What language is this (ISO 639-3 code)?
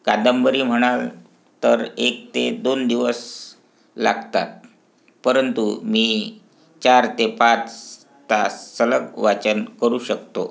mar